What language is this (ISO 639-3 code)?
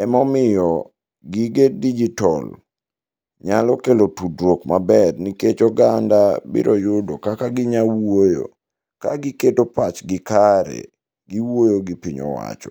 luo